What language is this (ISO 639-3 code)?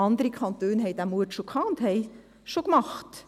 gsw